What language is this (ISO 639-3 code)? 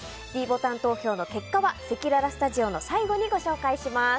jpn